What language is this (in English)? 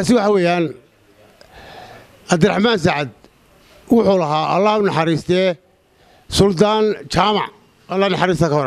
Arabic